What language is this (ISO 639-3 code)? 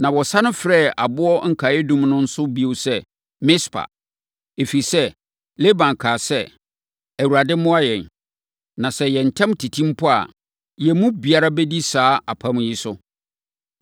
aka